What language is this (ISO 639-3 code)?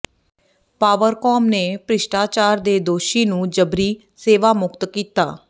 pan